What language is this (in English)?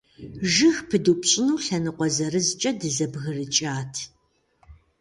Kabardian